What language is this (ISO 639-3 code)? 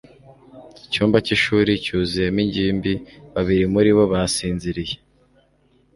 kin